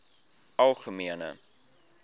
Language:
Afrikaans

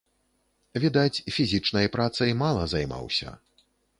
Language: Belarusian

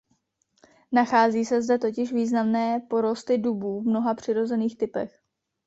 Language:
Czech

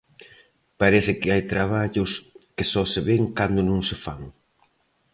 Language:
Galician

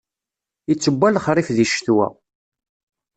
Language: Kabyle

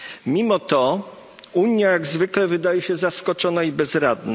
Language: Polish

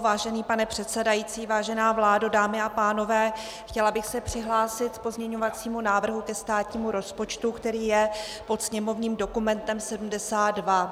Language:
Czech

